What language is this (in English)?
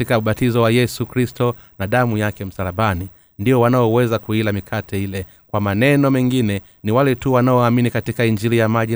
Swahili